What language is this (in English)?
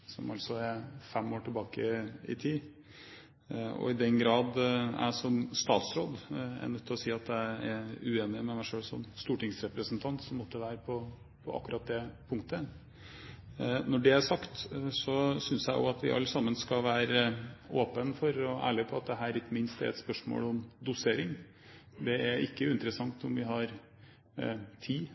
Norwegian Bokmål